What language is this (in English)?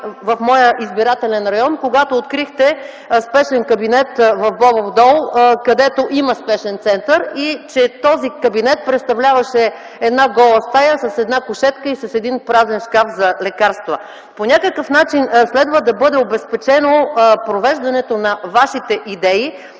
Bulgarian